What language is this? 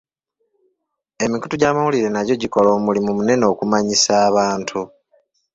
Ganda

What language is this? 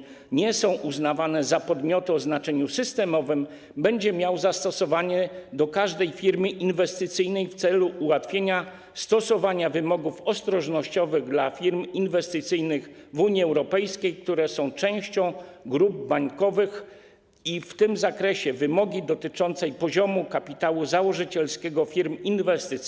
Polish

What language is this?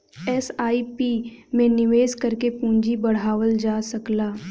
Bhojpuri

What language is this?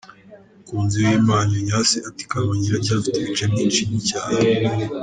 Kinyarwanda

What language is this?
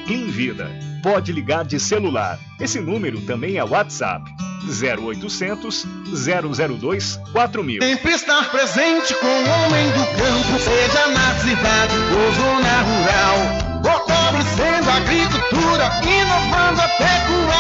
Portuguese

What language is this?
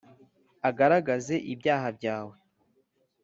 Kinyarwanda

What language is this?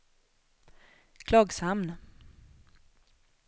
Swedish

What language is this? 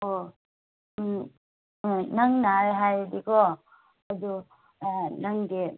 Manipuri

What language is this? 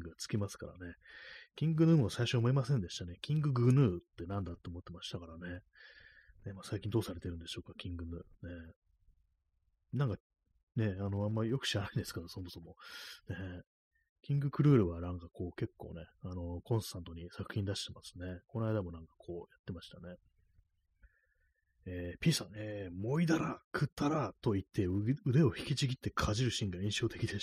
Japanese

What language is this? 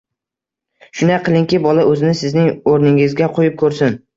Uzbek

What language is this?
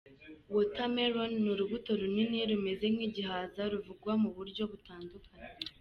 Kinyarwanda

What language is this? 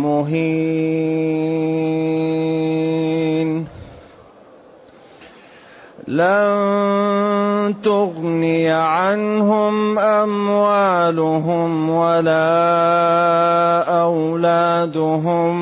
Arabic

